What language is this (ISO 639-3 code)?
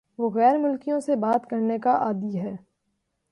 urd